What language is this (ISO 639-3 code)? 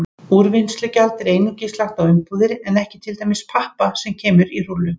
isl